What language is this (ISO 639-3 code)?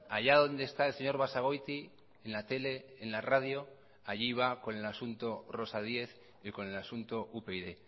spa